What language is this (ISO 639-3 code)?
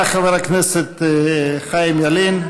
heb